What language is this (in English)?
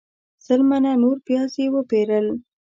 Pashto